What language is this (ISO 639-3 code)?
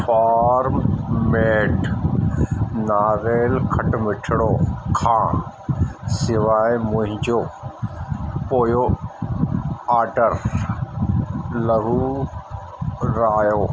snd